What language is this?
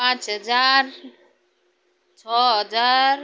Nepali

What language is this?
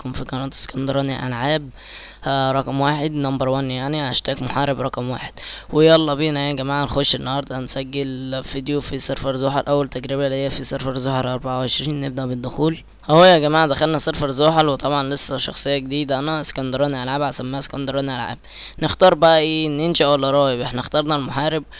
Arabic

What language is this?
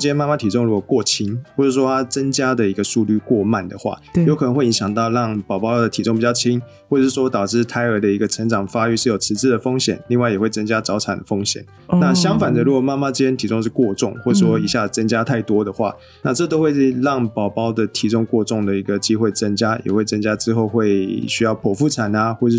Chinese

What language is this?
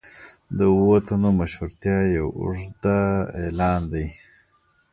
Pashto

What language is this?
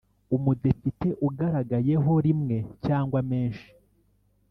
Kinyarwanda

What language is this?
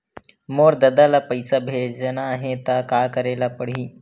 Chhattisgarhi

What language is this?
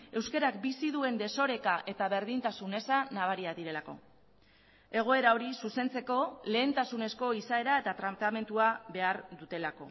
Basque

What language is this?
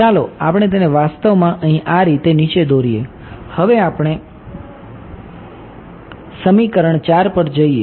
Gujarati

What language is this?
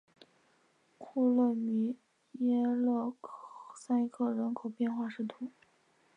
Chinese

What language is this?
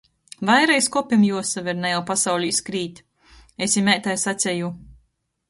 Latgalian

